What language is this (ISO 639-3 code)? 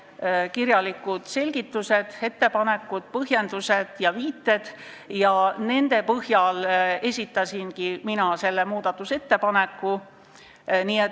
est